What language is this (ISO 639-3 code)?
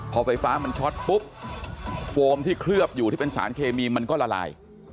tha